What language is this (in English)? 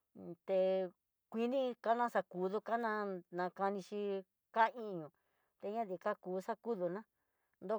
Tidaá Mixtec